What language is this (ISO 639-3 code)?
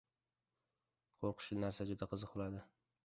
uzb